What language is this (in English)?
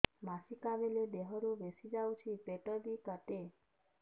Odia